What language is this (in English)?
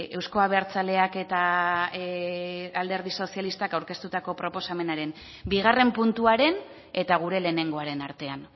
Basque